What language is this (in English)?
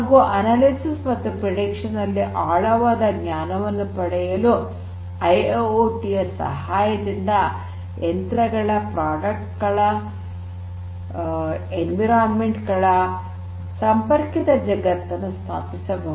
Kannada